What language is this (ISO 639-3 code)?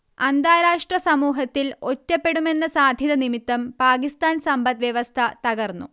mal